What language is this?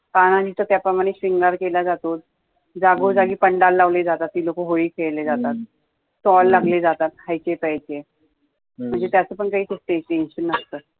Marathi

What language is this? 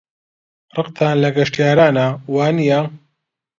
Central Kurdish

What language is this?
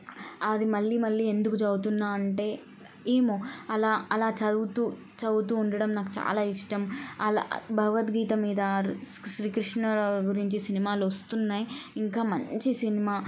Telugu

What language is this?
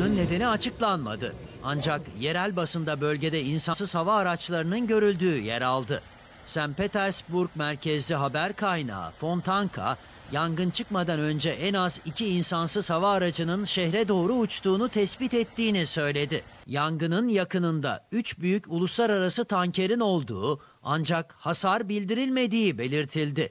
Turkish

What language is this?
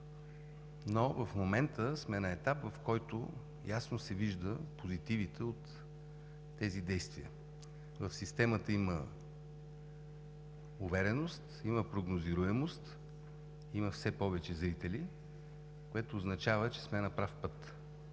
Bulgarian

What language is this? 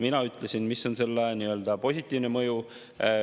Estonian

